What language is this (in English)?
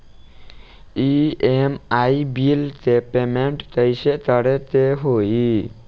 Bhojpuri